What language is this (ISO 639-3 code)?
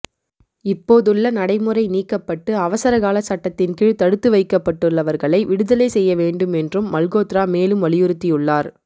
tam